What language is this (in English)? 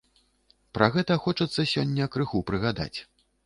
Belarusian